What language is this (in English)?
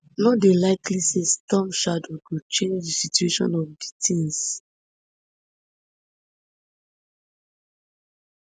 Nigerian Pidgin